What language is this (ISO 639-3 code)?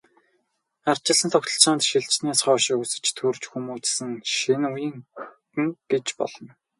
mon